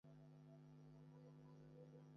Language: Bangla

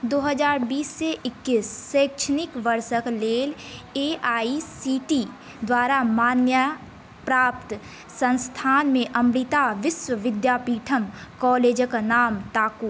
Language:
Maithili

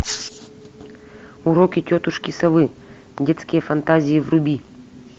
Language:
Russian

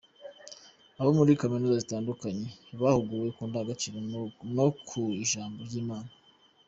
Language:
Kinyarwanda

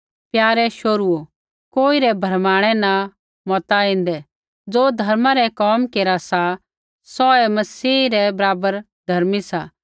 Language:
Kullu Pahari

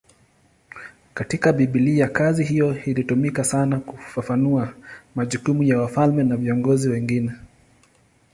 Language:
Swahili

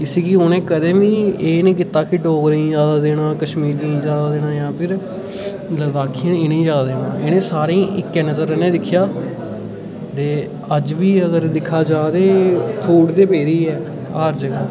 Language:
Dogri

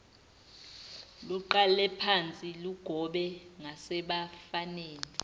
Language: Zulu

